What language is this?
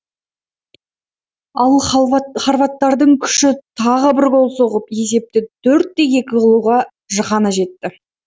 Kazakh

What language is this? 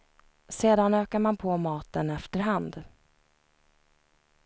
Swedish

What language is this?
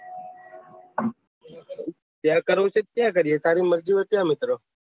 Gujarati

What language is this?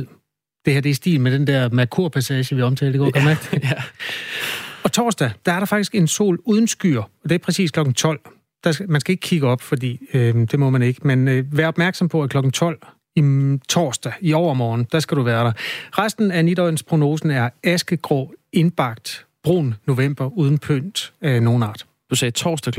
Danish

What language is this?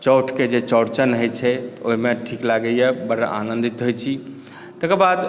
Maithili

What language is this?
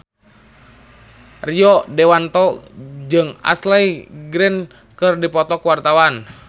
Sundanese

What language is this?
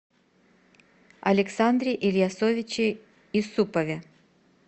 Russian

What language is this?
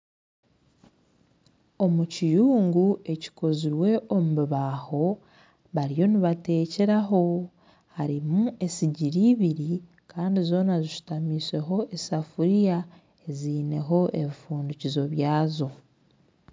Nyankole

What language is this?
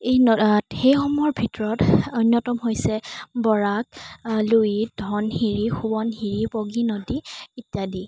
Assamese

